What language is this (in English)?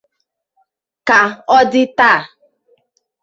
Igbo